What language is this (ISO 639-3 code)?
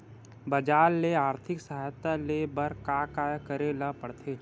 hne